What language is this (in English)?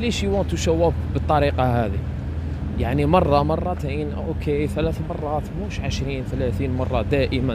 Arabic